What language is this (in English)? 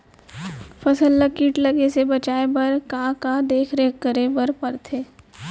Chhattisgarhi